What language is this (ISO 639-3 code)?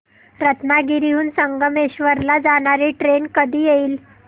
mar